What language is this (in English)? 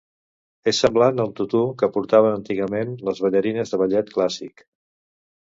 Catalan